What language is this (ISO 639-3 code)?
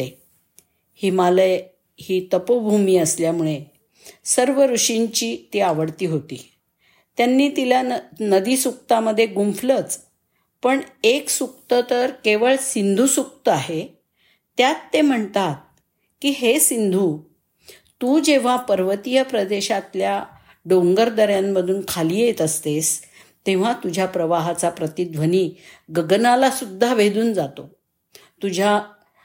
mar